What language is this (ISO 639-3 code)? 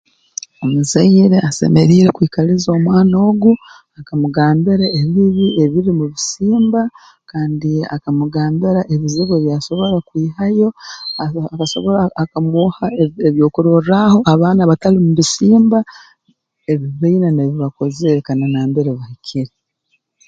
ttj